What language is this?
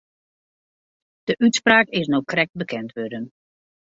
Western Frisian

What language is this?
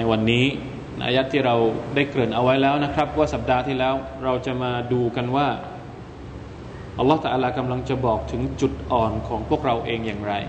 Thai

